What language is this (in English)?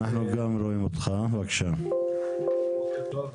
Hebrew